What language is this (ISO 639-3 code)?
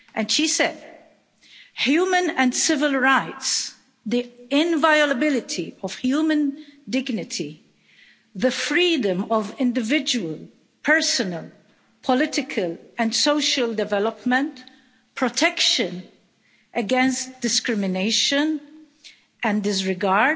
eng